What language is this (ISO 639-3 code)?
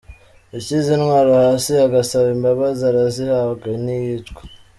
kin